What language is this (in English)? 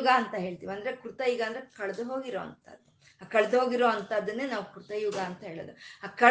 Kannada